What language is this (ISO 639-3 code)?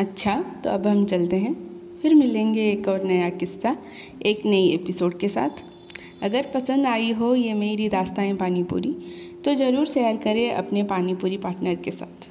hin